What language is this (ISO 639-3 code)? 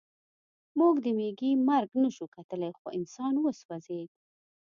pus